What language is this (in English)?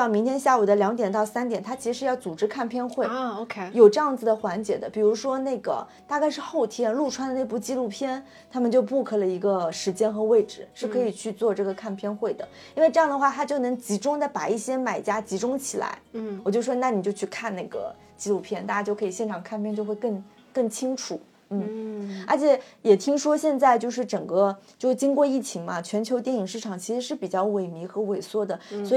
Chinese